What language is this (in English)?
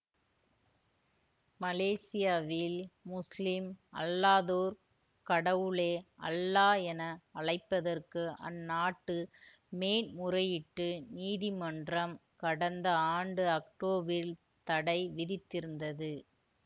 Tamil